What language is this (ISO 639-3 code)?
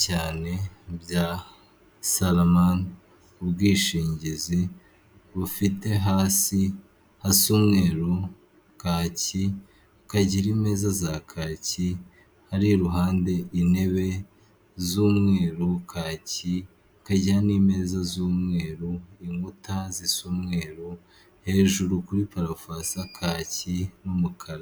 kin